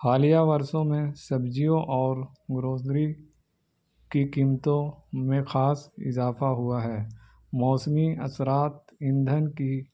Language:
Urdu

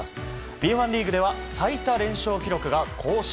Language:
Japanese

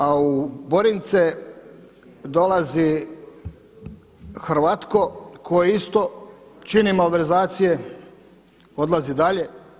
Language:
Croatian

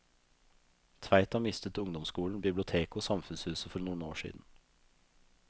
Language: Norwegian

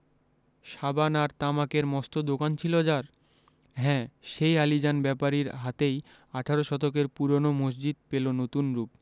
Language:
Bangla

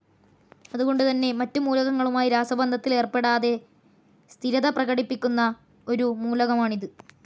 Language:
Malayalam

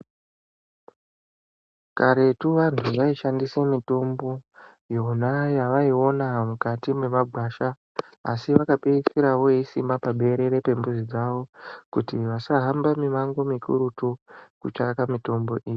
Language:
Ndau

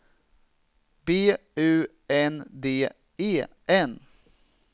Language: Swedish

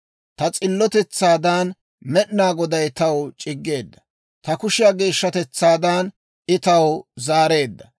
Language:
Dawro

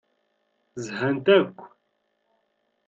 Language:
Kabyle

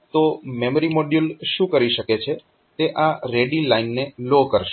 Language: Gujarati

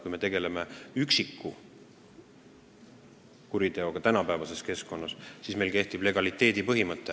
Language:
Estonian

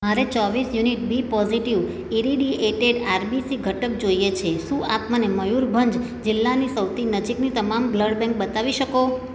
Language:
Gujarati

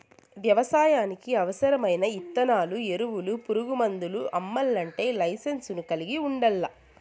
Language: Telugu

